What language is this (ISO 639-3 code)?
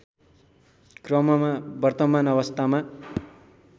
nep